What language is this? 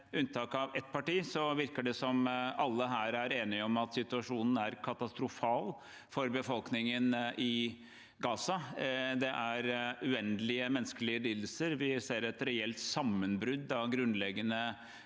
Norwegian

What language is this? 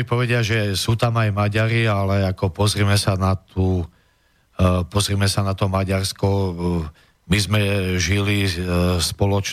Slovak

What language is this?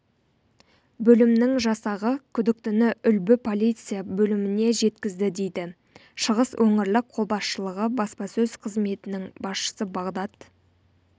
Kazakh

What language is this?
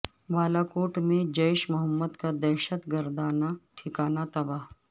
Urdu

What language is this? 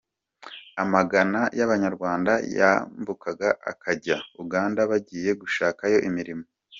Kinyarwanda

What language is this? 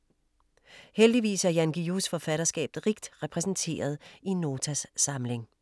Danish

